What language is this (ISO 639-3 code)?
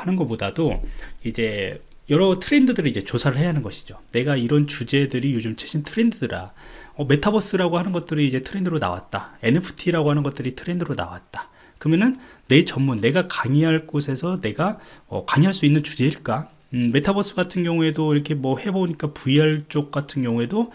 kor